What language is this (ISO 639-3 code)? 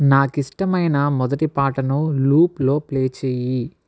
tel